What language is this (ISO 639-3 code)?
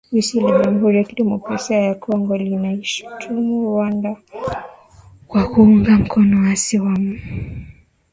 swa